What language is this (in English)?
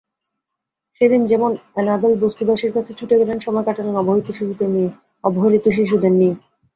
Bangla